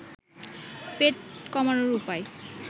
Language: Bangla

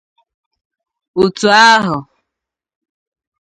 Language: Igbo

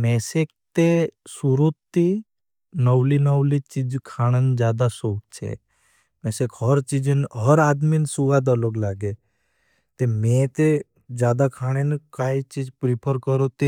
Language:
Bhili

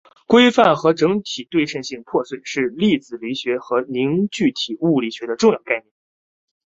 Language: Chinese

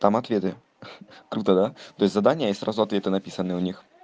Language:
Russian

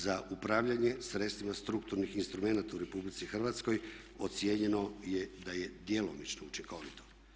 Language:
Croatian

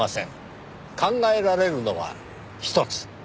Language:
Japanese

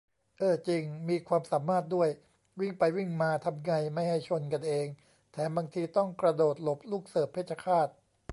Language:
Thai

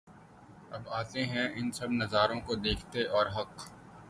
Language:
Urdu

